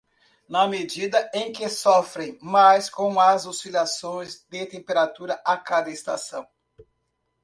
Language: Portuguese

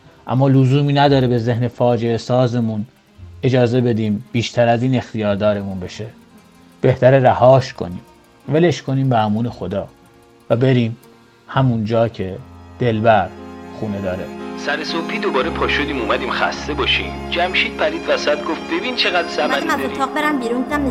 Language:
Persian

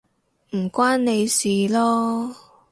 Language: Cantonese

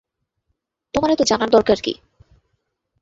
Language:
Bangla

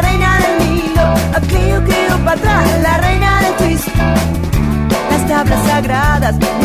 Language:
Spanish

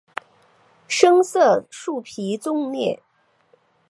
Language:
Chinese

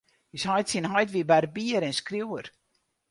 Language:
Western Frisian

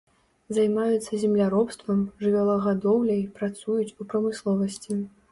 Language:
Belarusian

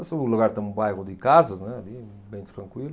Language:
Portuguese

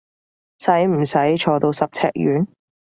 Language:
Cantonese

